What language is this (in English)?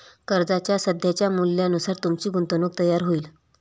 Marathi